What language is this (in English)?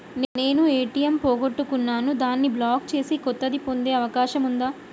Telugu